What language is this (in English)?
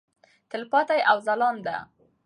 Pashto